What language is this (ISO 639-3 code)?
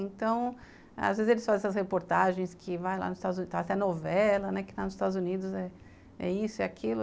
por